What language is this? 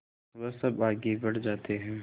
Hindi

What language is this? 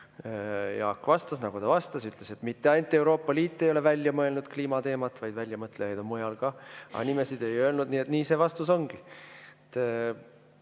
Estonian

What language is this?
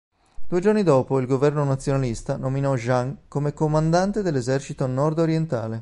Italian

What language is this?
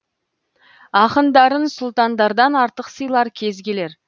Kazakh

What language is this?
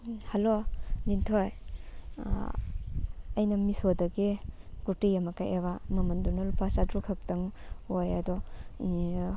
Manipuri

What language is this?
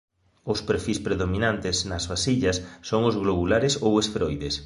Galician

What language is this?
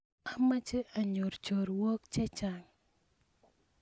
Kalenjin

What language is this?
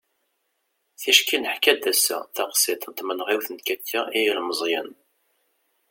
Kabyle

